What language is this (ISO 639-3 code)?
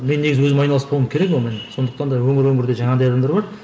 kaz